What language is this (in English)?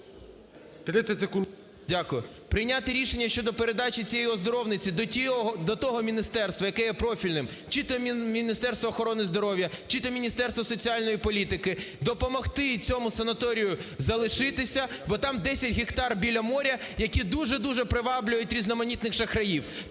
Ukrainian